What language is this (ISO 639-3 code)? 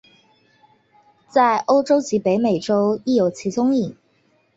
zho